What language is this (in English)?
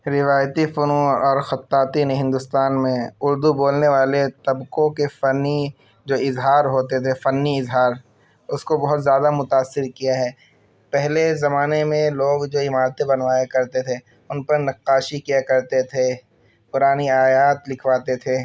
Urdu